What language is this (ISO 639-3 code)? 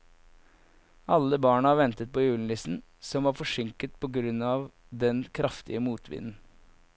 nor